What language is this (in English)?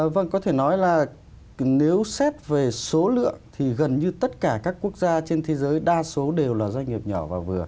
Vietnamese